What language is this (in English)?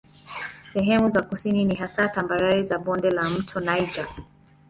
Swahili